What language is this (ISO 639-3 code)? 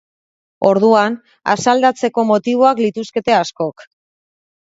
eus